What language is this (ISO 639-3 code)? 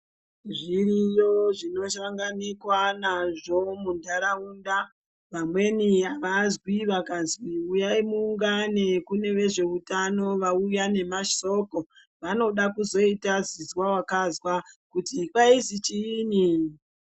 ndc